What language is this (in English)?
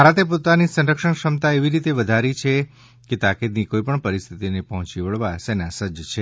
Gujarati